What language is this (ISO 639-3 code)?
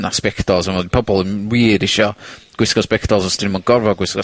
cym